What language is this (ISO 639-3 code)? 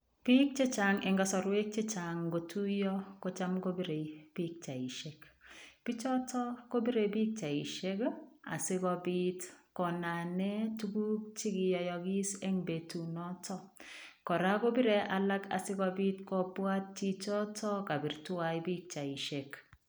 kln